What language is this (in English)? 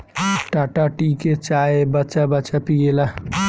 Bhojpuri